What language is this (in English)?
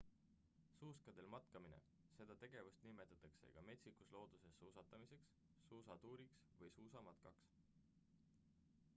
Estonian